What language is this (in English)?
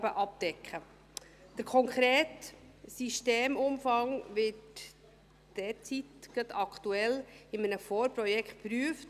Swiss German